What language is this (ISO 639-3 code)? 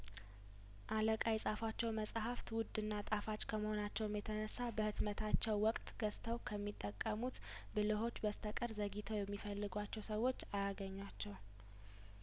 amh